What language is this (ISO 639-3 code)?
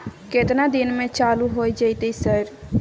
mai